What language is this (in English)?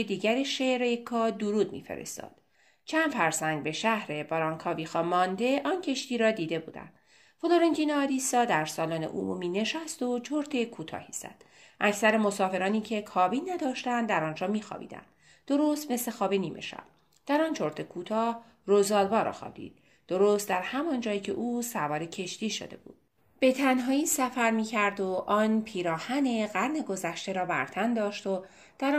Persian